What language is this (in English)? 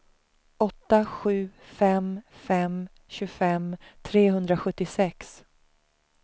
Swedish